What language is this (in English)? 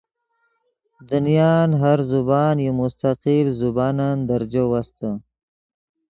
Yidgha